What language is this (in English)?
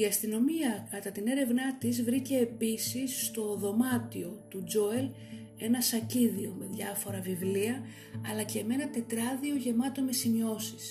Greek